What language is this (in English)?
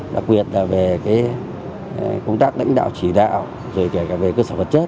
Vietnamese